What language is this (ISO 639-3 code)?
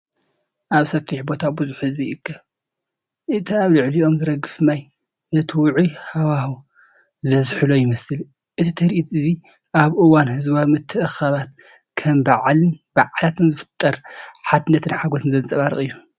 tir